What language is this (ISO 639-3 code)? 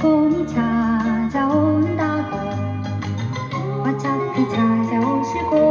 kor